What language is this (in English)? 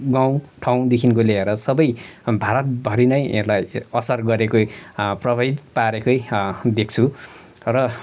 Nepali